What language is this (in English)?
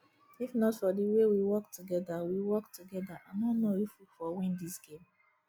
Nigerian Pidgin